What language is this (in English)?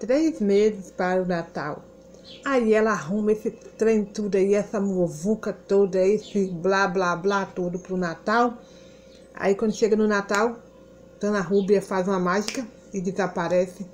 Portuguese